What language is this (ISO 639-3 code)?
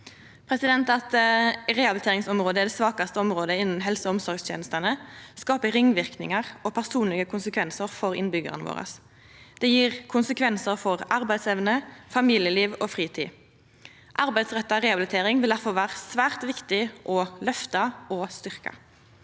nor